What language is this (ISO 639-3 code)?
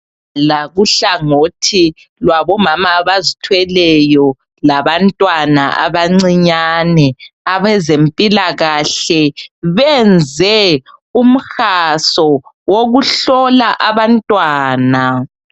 nde